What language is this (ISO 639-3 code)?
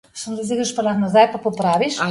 slv